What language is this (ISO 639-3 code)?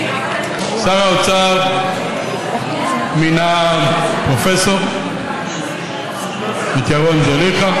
heb